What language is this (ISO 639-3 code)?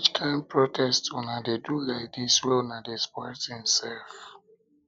pcm